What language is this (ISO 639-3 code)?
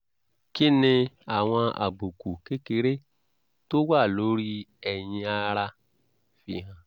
yor